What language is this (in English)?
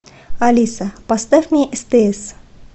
Russian